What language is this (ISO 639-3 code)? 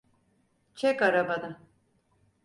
tur